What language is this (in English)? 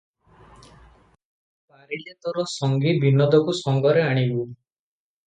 Odia